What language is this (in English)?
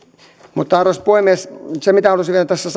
Finnish